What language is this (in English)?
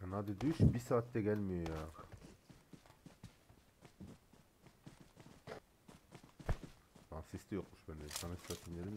Turkish